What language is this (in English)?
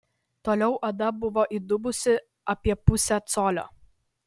Lithuanian